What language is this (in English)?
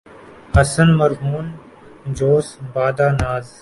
Urdu